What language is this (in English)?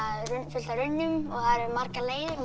Icelandic